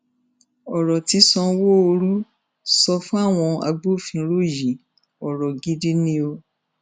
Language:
Yoruba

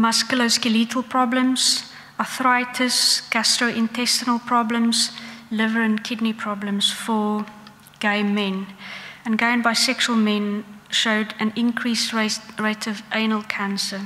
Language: English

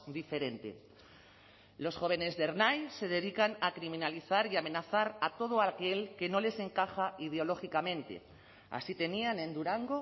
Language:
Spanish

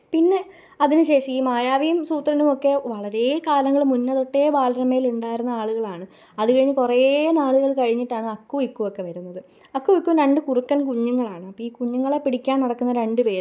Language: Malayalam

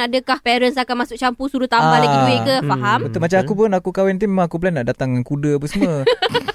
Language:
Malay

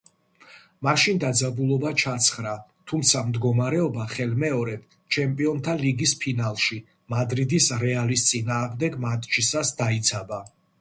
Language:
Georgian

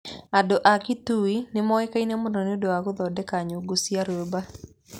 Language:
Kikuyu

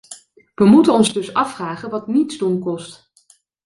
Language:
Dutch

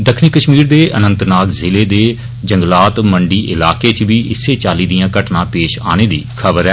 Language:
Dogri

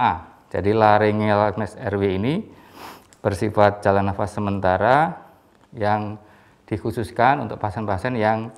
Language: Indonesian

